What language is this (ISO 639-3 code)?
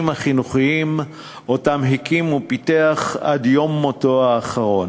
heb